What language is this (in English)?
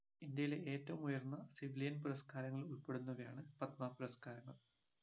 Malayalam